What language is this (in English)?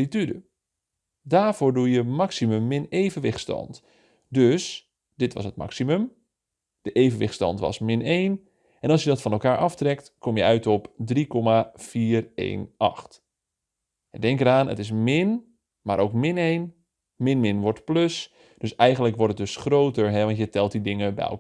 Dutch